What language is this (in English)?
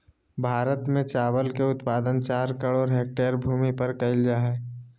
Magahi